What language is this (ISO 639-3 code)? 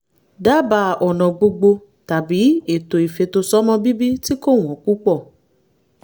yor